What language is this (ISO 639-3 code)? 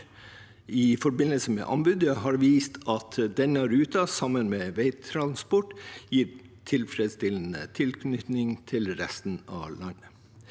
nor